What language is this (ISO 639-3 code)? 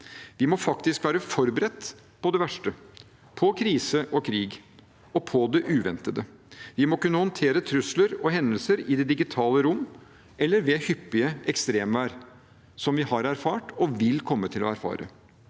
nor